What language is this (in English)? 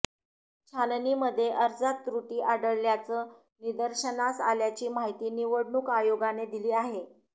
Marathi